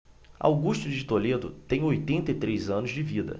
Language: Portuguese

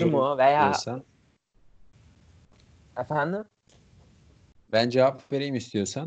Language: Turkish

